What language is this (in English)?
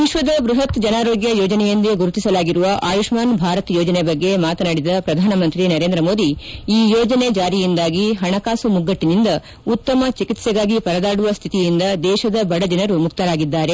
Kannada